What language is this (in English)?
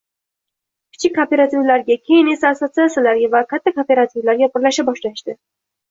Uzbek